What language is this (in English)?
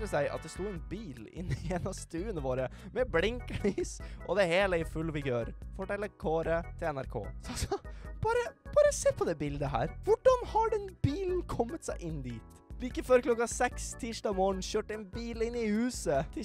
Norwegian